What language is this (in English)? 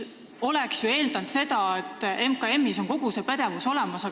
Estonian